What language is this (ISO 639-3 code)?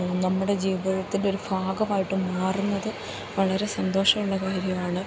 mal